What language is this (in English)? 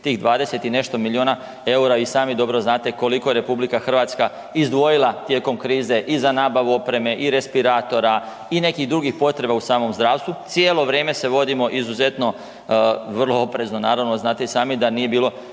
Croatian